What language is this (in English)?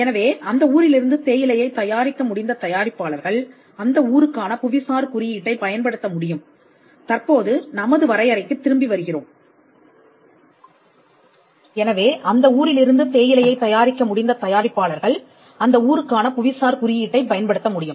Tamil